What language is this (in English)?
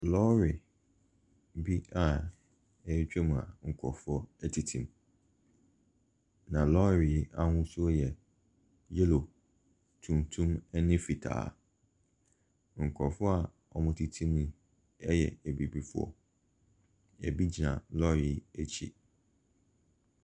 Akan